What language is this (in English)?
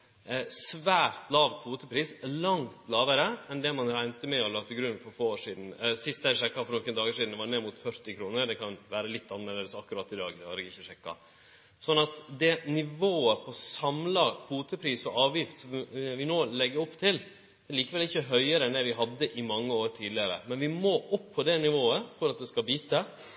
Norwegian Nynorsk